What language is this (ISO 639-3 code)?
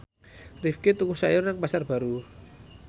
jav